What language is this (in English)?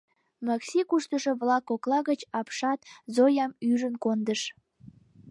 Mari